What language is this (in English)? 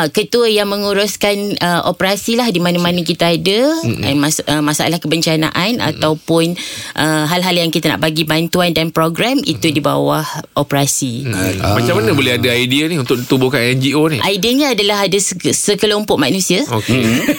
Malay